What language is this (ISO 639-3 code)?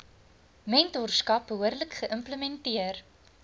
afr